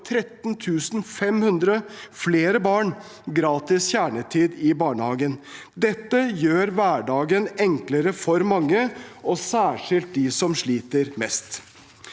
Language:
Norwegian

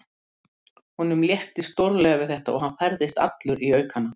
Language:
Icelandic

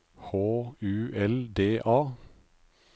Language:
Norwegian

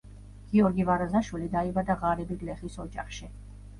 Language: Georgian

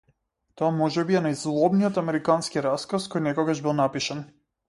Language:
Macedonian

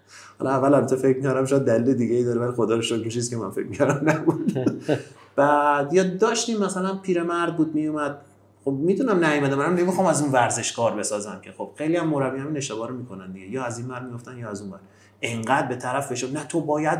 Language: Persian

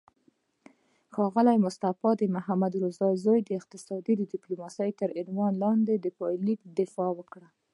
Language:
Pashto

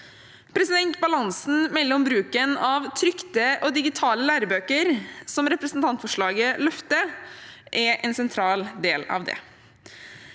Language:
Norwegian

